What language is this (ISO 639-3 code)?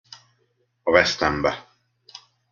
hun